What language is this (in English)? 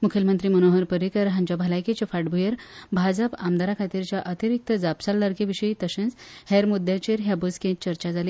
Konkani